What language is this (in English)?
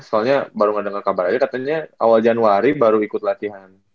Indonesian